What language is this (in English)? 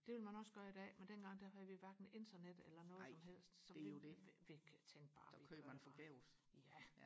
Danish